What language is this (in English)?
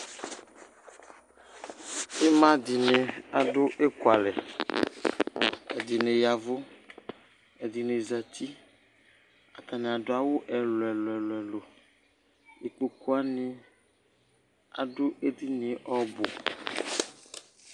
Ikposo